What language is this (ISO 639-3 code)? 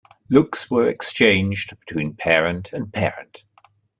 eng